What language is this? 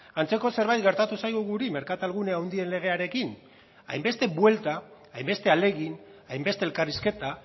Basque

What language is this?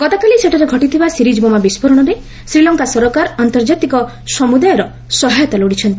Odia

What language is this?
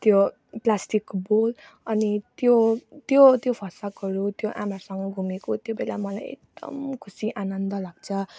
Nepali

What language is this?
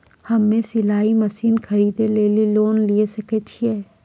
Maithili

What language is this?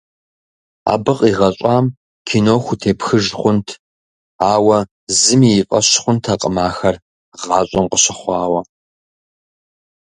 Kabardian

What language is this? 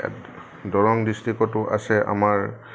Assamese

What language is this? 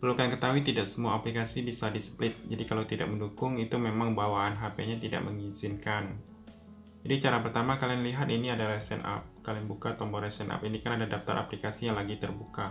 Indonesian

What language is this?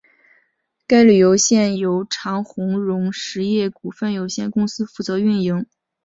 Chinese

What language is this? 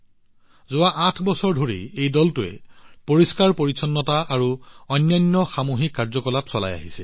Assamese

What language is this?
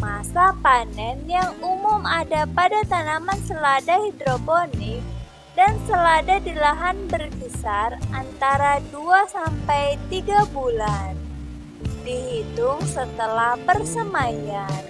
Indonesian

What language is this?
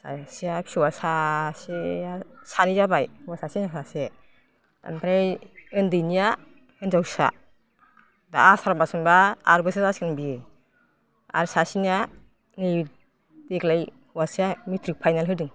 Bodo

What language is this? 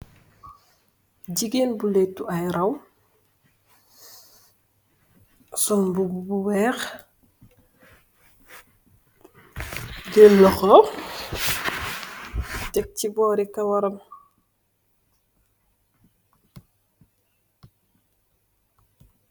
Wolof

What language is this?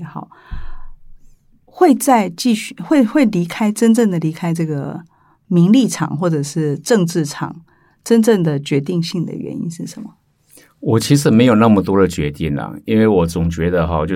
Chinese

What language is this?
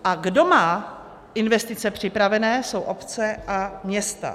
Czech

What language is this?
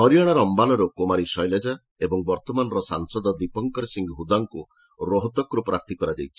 Odia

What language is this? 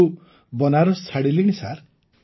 Odia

